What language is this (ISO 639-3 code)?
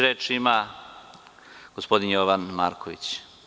srp